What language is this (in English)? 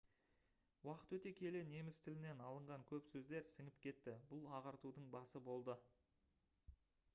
Kazakh